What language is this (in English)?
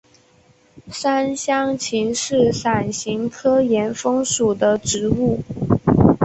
Chinese